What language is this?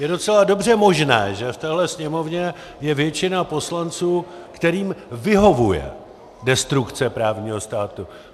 Czech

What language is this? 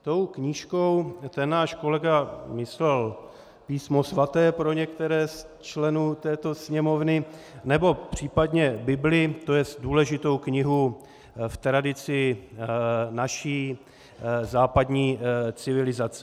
Czech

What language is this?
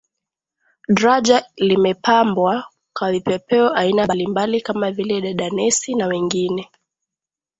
Swahili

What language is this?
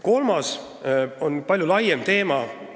Estonian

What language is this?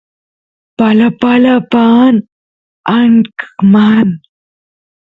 Santiago del Estero Quichua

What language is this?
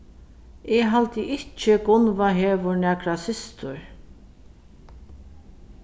Faroese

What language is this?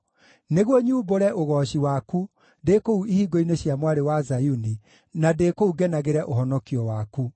Kikuyu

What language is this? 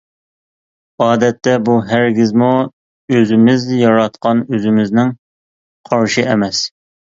Uyghur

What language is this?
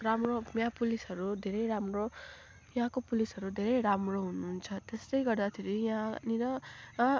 Nepali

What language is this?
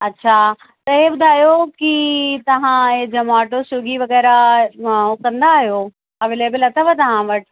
Sindhi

